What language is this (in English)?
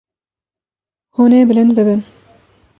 Kurdish